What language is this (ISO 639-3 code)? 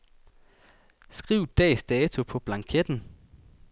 dan